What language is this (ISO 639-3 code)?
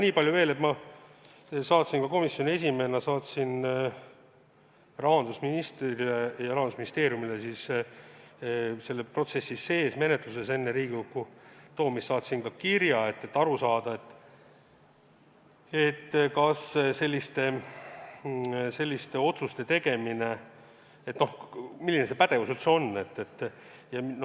est